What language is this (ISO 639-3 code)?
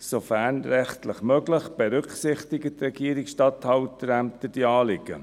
gsw